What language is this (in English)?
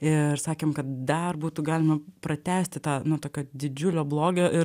Lithuanian